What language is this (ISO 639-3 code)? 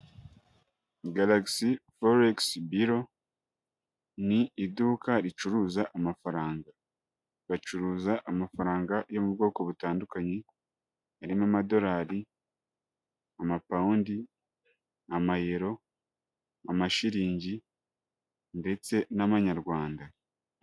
kin